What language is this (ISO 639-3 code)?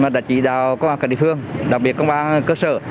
vie